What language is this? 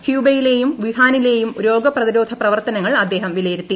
Malayalam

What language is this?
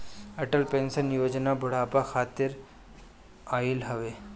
Bhojpuri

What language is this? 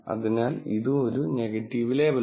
Malayalam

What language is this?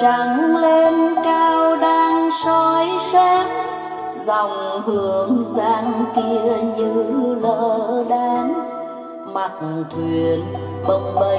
Vietnamese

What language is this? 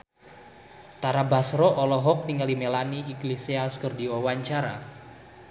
Sundanese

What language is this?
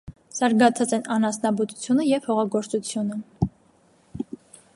Armenian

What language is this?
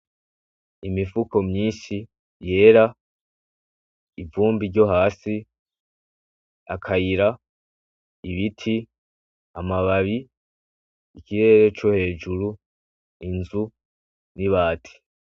Rundi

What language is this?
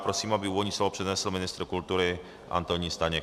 Czech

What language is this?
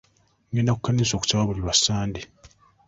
Ganda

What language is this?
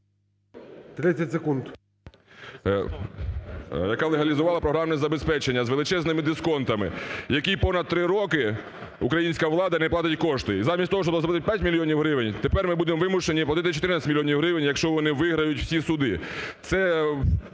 Ukrainian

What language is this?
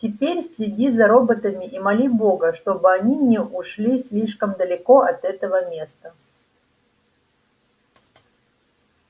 Russian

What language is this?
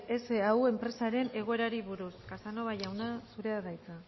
Basque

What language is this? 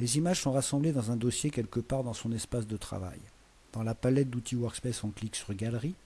French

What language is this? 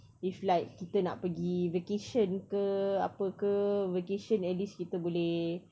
English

